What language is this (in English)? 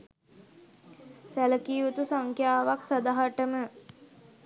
Sinhala